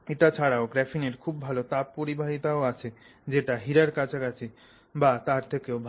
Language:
Bangla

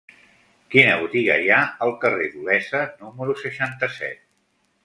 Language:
Catalan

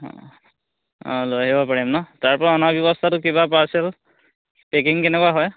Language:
Assamese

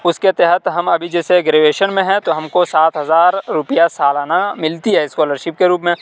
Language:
Urdu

